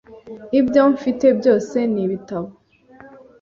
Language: Kinyarwanda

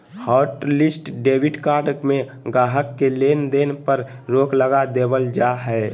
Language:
Magahi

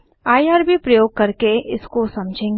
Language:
Hindi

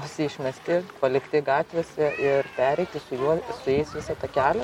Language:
Lithuanian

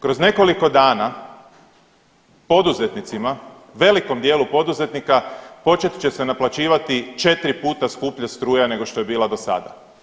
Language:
Croatian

